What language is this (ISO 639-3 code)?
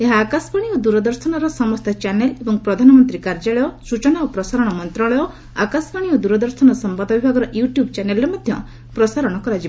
ori